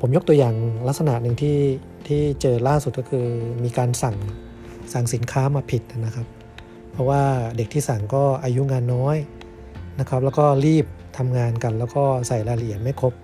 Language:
Thai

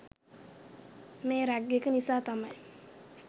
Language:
Sinhala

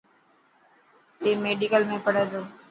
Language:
Dhatki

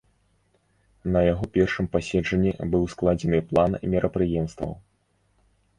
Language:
Belarusian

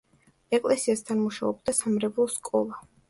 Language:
Georgian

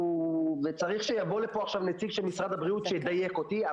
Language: Hebrew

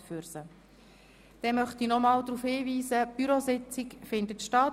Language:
Swiss German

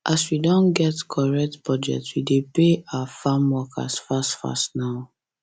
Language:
Nigerian Pidgin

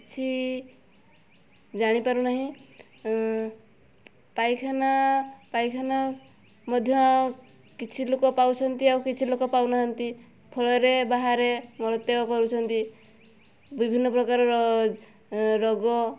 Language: Odia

